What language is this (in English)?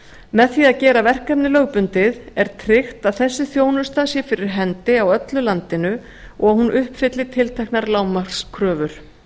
Icelandic